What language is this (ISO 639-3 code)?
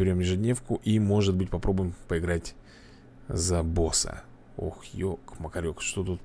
rus